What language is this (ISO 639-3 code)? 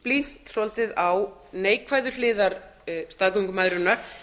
isl